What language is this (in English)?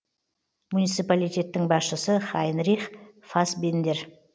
Kazakh